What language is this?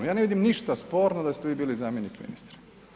Croatian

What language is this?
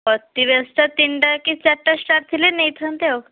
Odia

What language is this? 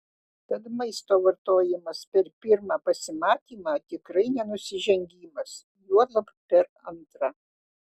Lithuanian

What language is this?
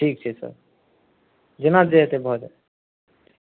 Maithili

